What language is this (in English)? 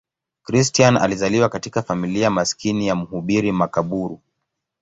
Swahili